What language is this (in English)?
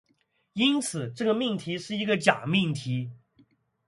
Chinese